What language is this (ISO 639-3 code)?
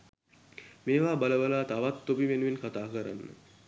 sin